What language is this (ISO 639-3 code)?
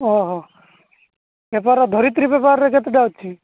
ori